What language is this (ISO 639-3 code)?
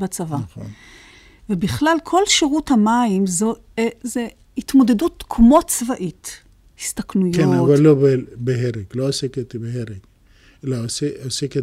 heb